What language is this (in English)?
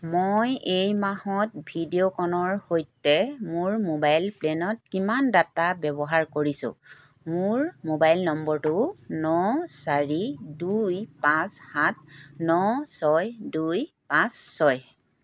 Assamese